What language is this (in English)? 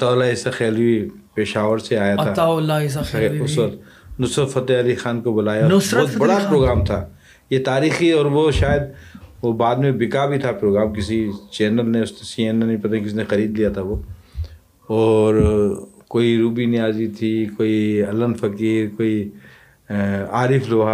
Urdu